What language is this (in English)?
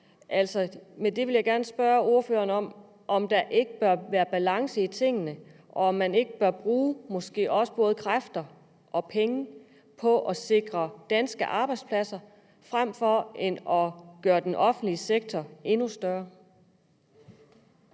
Danish